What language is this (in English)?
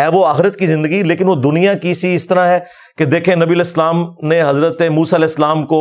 Urdu